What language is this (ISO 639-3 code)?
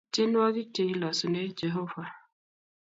kln